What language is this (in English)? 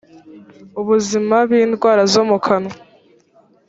Kinyarwanda